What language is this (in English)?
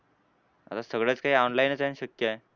Marathi